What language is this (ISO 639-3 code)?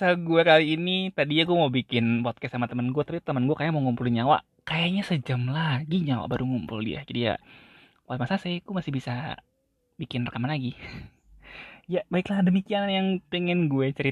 ind